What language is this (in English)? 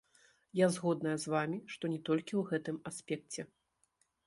Belarusian